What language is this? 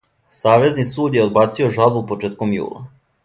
Serbian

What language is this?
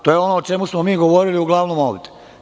Serbian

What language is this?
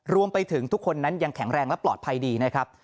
Thai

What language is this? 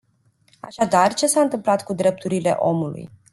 Romanian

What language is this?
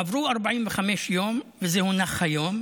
Hebrew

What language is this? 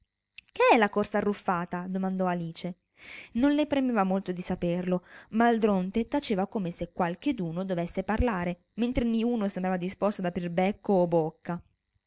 Italian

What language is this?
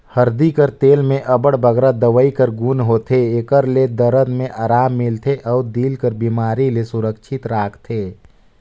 Chhattisgarhi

